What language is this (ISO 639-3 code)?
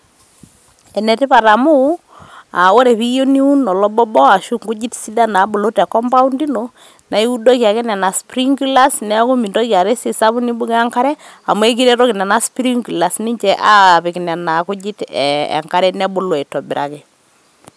mas